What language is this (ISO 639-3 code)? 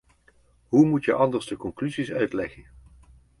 nld